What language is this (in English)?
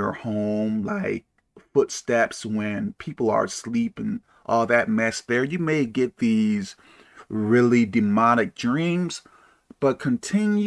English